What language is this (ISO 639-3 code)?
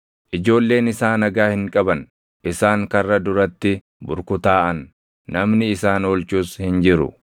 orm